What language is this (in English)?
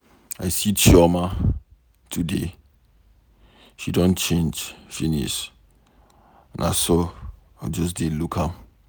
Nigerian Pidgin